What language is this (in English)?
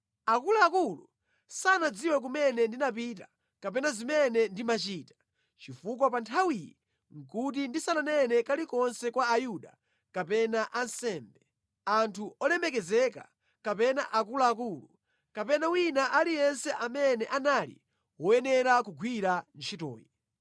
Nyanja